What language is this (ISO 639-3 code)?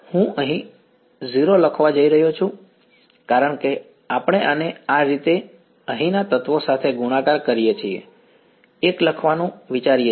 guj